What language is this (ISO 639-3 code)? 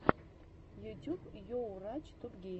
rus